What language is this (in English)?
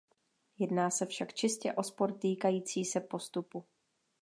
Czech